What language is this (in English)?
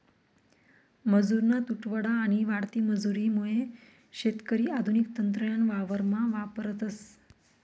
Marathi